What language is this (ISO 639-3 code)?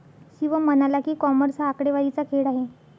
mar